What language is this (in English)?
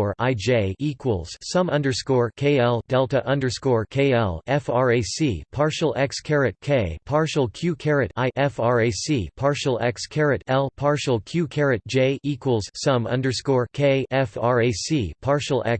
English